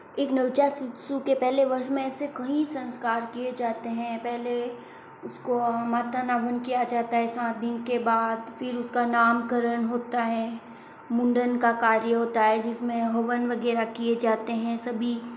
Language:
Hindi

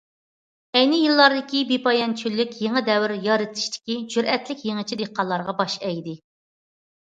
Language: Uyghur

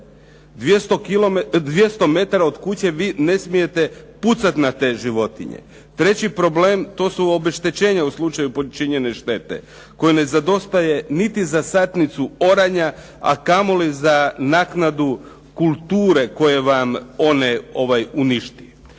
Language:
Croatian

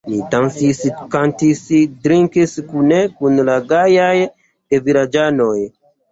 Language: Esperanto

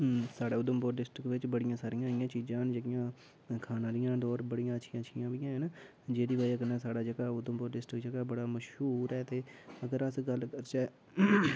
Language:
Dogri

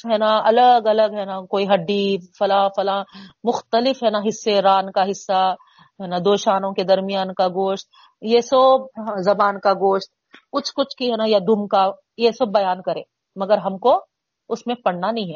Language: Urdu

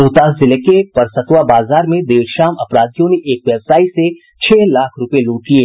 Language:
Hindi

